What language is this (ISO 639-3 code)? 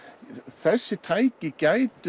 isl